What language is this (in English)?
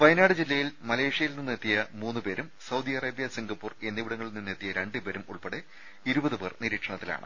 Malayalam